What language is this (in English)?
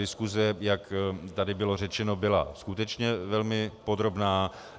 Czech